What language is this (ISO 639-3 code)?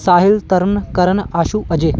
pan